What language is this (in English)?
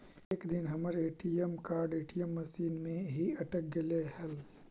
Magahi